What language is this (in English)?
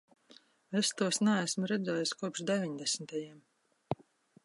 Latvian